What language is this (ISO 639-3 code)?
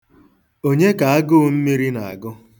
ibo